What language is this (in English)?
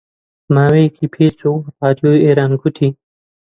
Central Kurdish